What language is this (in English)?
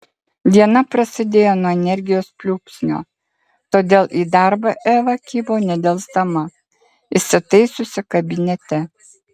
Lithuanian